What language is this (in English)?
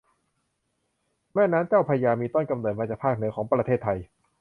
Thai